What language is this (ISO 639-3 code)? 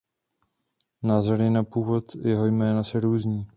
ces